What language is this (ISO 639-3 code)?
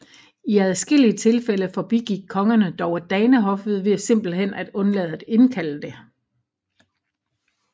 dan